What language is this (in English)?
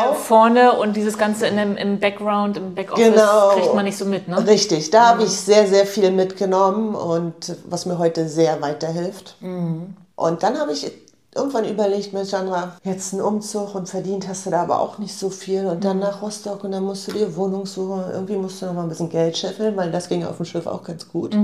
German